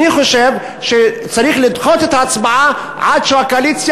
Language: Hebrew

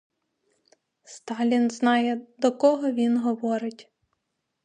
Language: Ukrainian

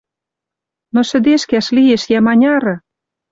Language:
Western Mari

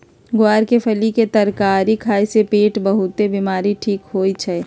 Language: Magahi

